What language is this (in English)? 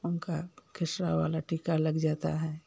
Hindi